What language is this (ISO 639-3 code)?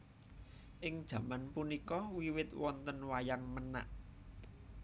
jav